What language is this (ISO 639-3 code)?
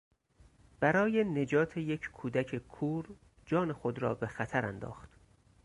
fas